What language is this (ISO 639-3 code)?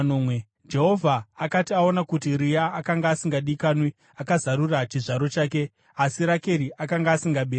sna